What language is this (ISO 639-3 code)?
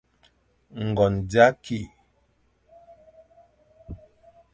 fan